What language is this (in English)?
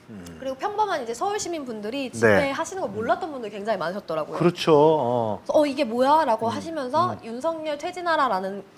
Korean